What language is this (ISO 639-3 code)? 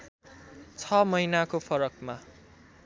nep